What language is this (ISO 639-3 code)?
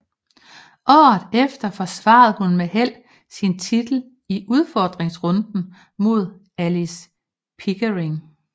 dan